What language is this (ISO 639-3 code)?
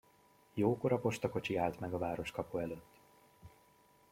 hun